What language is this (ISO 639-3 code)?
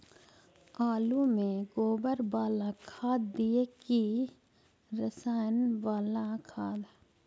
mag